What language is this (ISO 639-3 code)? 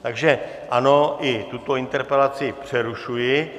ces